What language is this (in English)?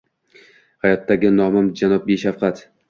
Uzbek